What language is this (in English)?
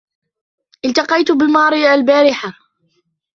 Arabic